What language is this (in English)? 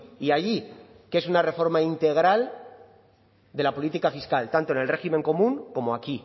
Spanish